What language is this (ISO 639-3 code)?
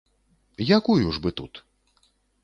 bel